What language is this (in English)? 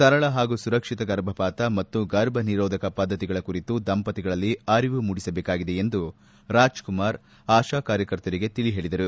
Kannada